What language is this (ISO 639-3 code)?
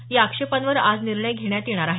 mar